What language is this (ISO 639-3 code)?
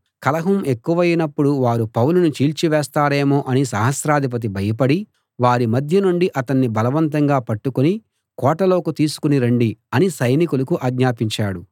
tel